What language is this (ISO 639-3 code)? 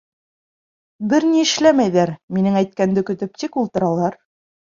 bak